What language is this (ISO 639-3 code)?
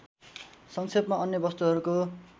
nep